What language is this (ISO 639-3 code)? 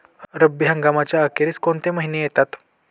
mar